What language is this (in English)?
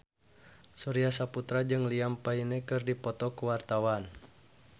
Sundanese